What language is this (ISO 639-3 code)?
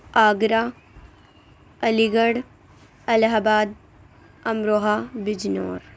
urd